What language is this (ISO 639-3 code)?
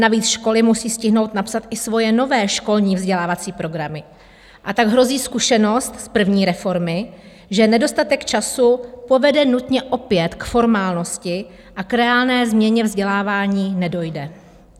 ces